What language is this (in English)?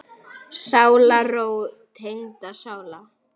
Icelandic